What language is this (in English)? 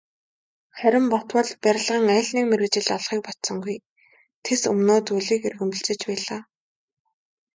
Mongolian